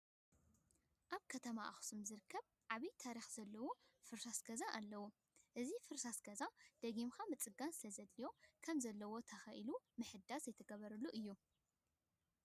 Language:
Tigrinya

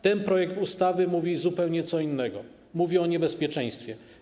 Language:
Polish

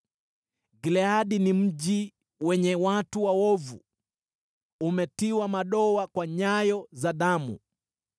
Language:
Swahili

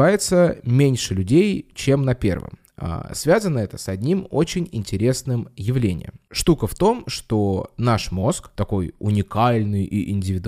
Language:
Russian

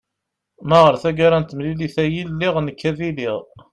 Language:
Kabyle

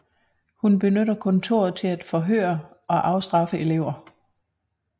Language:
Danish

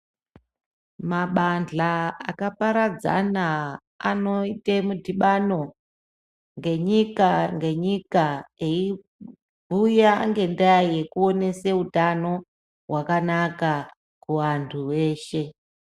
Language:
Ndau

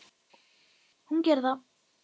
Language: Icelandic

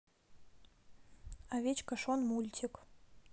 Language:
Russian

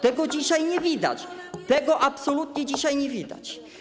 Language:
Polish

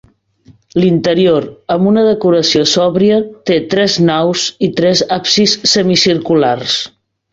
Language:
Catalan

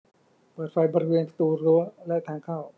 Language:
Thai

